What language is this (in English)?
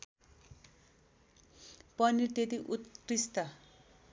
Nepali